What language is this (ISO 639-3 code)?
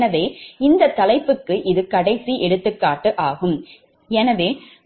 tam